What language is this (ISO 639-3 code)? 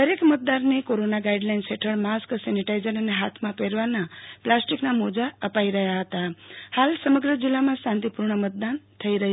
guj